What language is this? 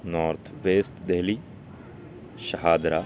Urdu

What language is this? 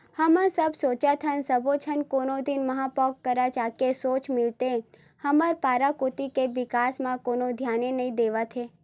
Chhattisgarhi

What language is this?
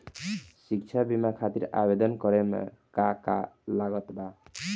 Bhojpuri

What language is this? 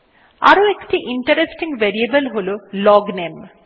Bangla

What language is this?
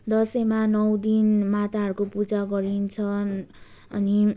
Nepali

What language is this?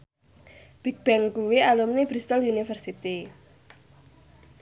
Javanese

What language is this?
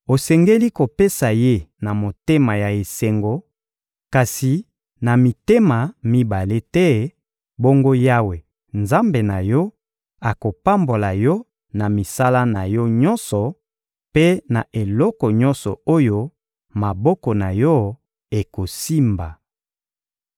Lingala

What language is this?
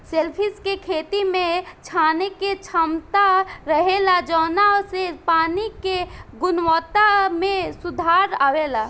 Bhojpuri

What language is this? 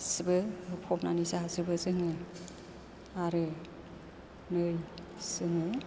Bodo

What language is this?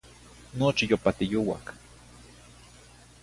Zacatlán-Ahuacatlán-Tepetzintla Nahuatl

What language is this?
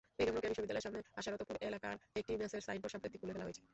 Bangla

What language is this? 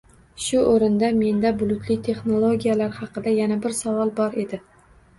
Uzbek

